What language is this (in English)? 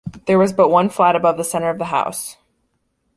English